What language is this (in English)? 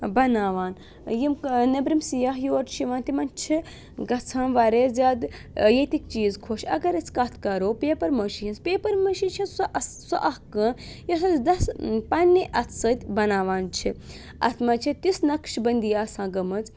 Kashmiri